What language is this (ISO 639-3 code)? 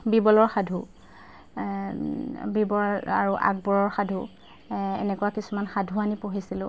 asm